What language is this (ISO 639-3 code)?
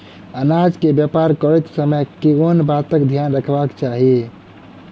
mai